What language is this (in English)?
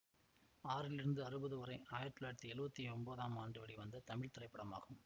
Tamil